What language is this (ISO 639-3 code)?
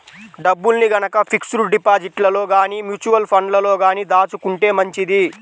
tel